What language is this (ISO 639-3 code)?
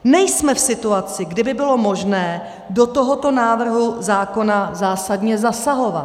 ces